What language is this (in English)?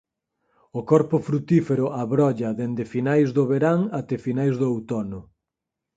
Galician